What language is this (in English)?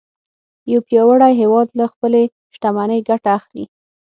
Pashto